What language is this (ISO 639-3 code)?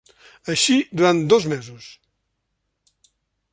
cat